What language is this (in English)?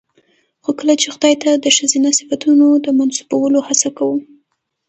Pashto